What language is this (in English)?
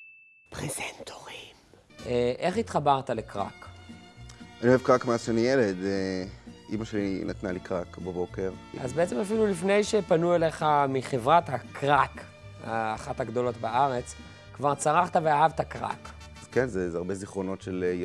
Hebrew